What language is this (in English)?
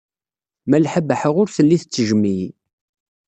Kabyle